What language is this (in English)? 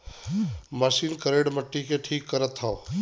Bhojpuri